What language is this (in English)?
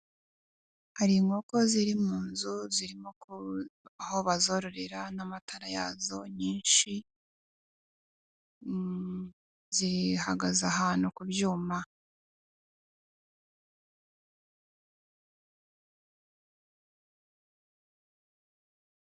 Kinyarwanda